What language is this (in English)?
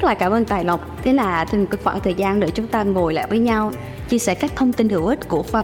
Vietnamese